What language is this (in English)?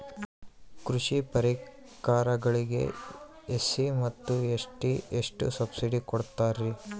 Kannada